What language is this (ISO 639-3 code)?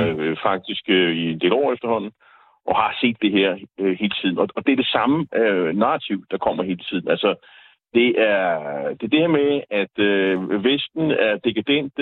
dan